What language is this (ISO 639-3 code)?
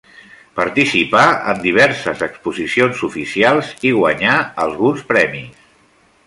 cat